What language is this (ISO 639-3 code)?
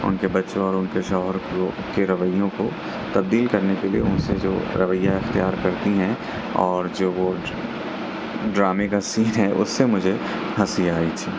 urd